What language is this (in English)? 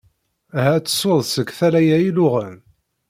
Kabyle